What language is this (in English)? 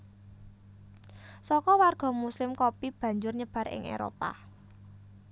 Javanese